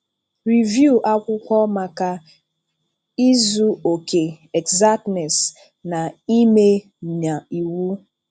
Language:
Igbo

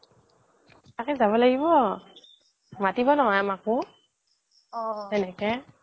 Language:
Assamese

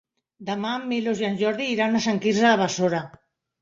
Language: Catalan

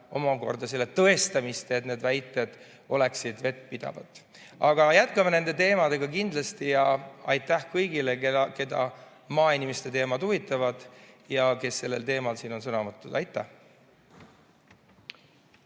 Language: Estonian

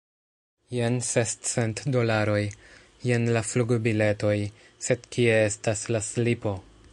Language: Esperanto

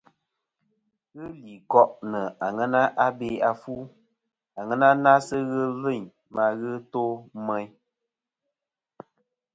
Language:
Kom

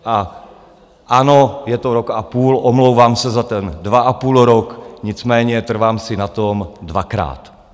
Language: Czech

